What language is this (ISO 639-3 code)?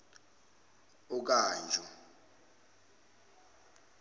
zul